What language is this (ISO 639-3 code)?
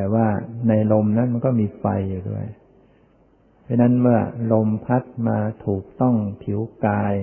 tha